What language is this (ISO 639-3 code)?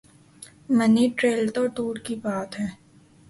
urd